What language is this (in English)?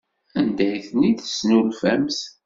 Kabyle